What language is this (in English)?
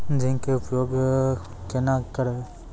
Maithili